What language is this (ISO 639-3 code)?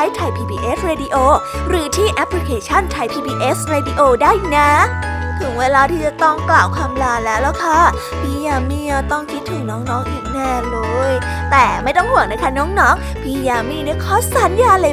tha